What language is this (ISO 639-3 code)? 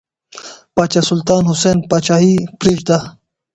pus